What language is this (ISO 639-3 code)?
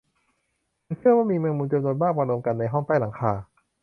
tha